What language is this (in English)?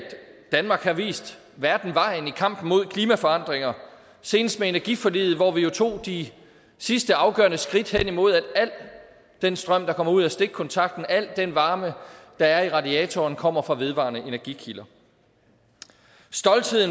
Danish